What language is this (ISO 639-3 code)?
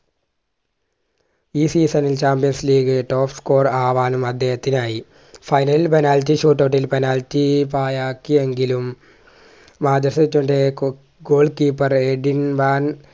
mal